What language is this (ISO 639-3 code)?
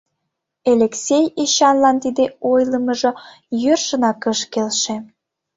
chm